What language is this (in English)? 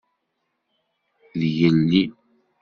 Kabyle